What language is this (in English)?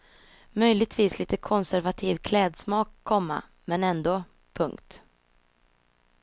Swedish